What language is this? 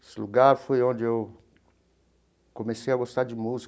Portuguese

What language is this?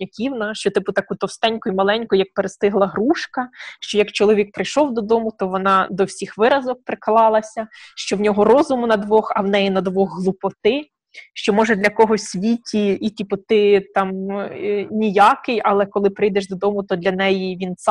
Ukrainian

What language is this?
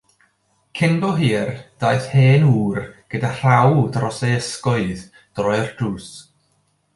Welsh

